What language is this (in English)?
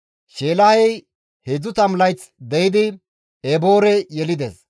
Gamo